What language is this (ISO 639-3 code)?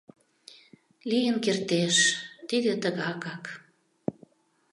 chm